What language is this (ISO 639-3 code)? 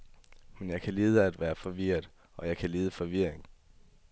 dan